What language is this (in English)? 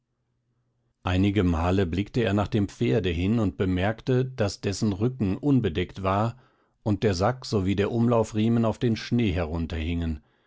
German